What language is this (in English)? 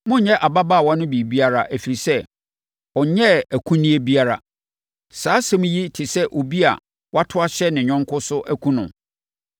Akan